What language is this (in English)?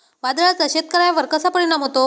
Marathi